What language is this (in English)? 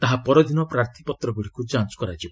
Odia